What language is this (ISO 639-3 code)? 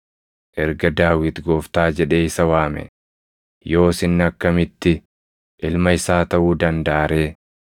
orm